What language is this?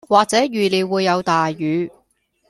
Cantonese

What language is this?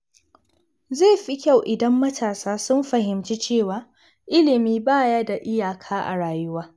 Hausa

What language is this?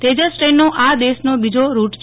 Gujarati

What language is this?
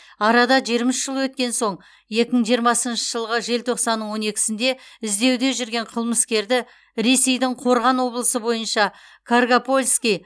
Kazakh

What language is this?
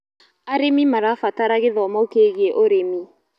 Kikuyu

